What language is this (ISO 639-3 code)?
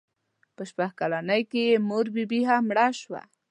pus